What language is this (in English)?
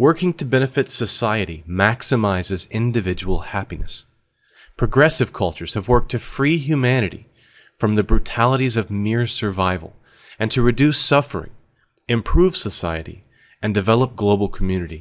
English